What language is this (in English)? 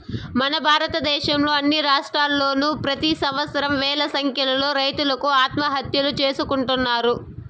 Telugu